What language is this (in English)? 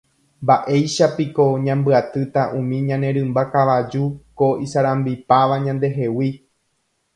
Guarani